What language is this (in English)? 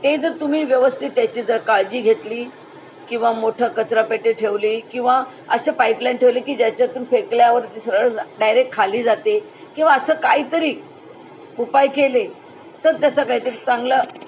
Marathi